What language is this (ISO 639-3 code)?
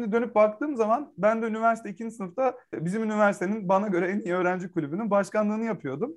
tur